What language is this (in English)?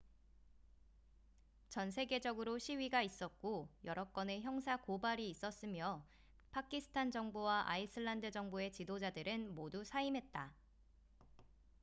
Korean